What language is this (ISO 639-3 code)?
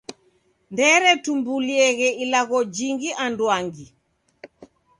dav